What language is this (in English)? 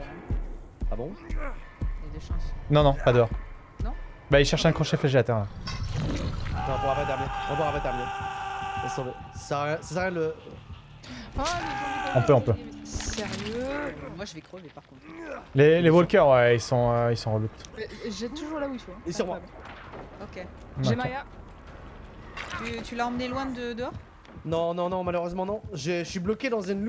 French